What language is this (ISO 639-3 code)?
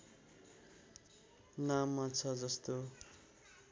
nep